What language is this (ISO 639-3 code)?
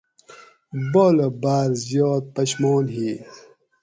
gwc